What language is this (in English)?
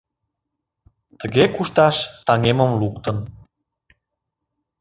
Mari